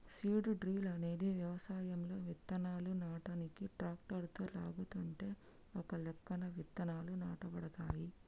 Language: Telugu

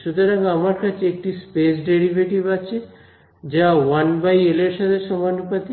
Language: Bangla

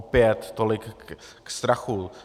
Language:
Czech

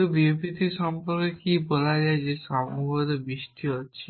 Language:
Bangla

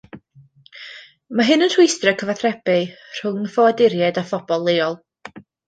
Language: Welsh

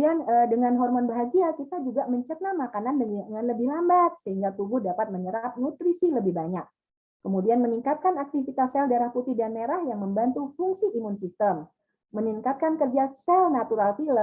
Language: Indonesian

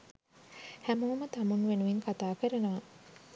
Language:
Sinhala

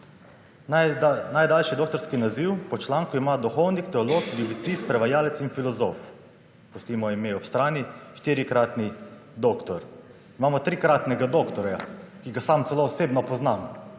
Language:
Slovenian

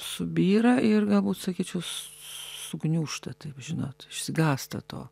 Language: Lithuanian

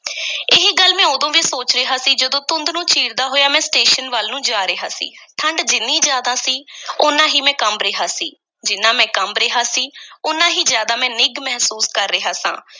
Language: Punjabi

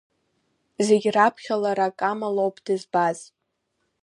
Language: Abkhazian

